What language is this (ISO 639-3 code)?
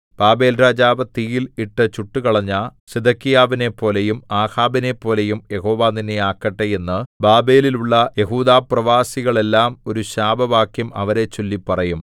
mal